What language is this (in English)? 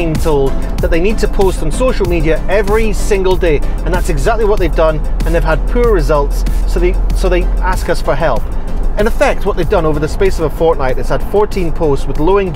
English